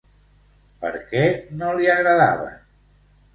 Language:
Catalan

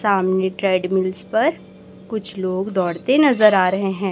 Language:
Hindi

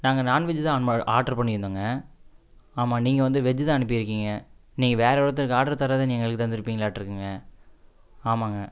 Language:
Tamil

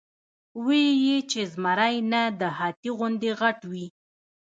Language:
Pashto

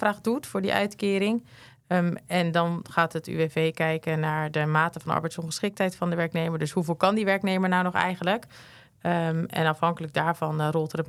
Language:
Dutch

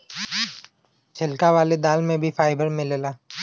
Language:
Bhojpuri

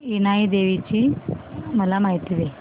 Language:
Marathi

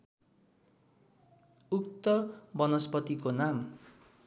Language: Nepali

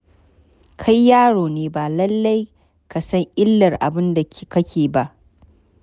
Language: Hausa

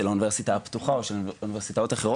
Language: Hebrew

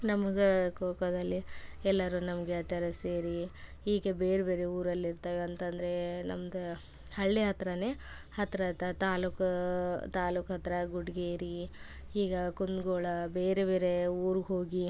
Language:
Kannada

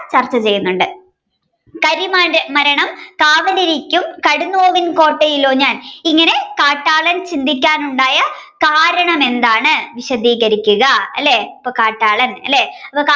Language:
Malayalam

